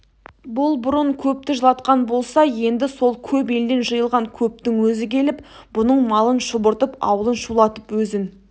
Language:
Kazakh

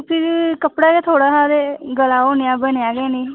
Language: Dogri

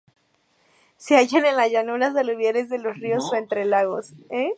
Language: Spanish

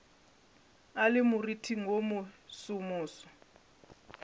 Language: Northern Sotho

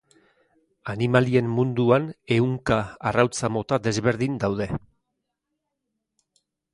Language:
Basque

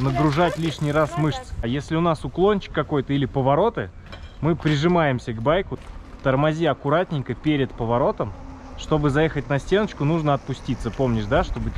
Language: Russian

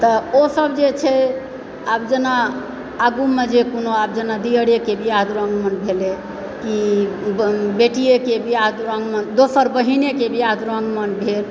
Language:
Maithili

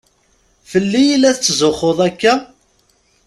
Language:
Kabyle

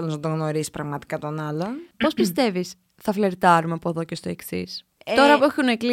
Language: Greek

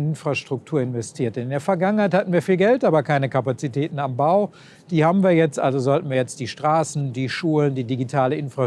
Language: German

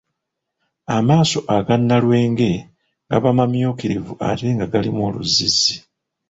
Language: Ganda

